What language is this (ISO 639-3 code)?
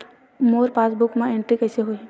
hne